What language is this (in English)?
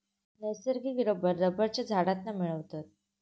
Marathi